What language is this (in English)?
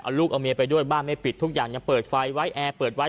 Thai